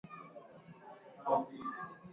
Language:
Swahili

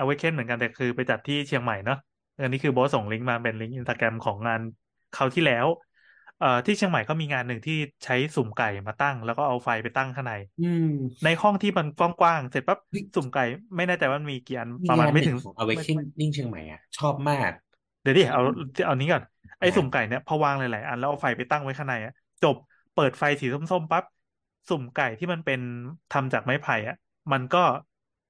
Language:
Thai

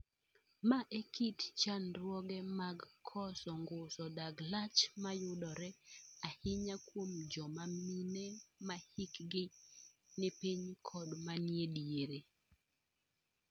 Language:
Luo (Kenya and Tanzania)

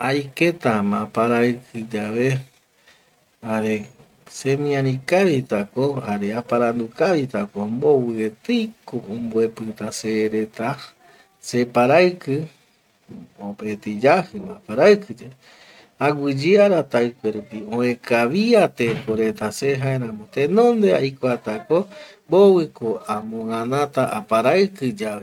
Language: Eastern Bolivian Guaraní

